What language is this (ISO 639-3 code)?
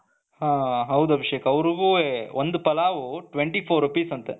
kan